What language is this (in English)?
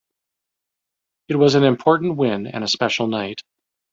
English